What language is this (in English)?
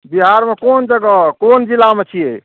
Maithili